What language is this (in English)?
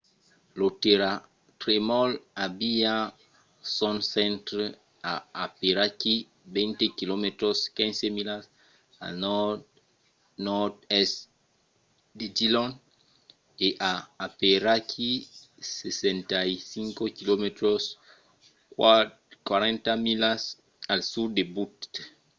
Occitan